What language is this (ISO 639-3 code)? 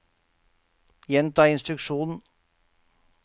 nor